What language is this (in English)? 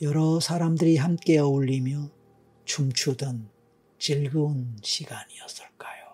Korean